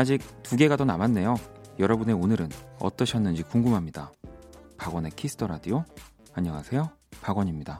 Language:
Korean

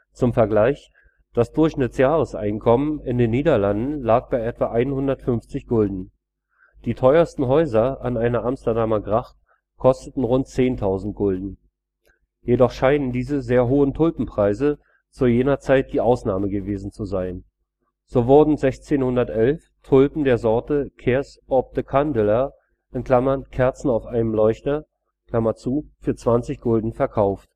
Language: German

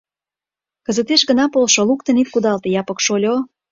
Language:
Mari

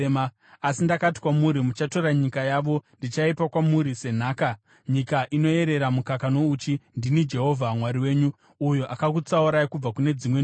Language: Shona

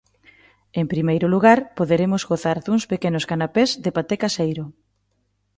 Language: Galician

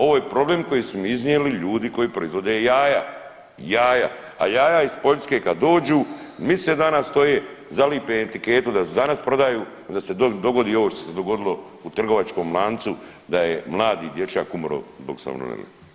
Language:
Croatian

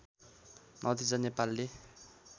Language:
Nepali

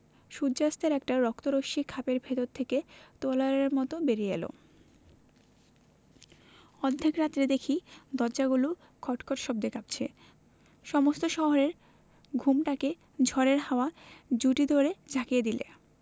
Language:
Bangla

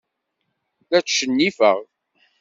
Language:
Kabyle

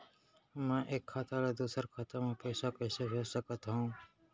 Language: Chhattisgarhi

